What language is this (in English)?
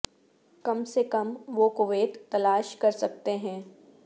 Urdu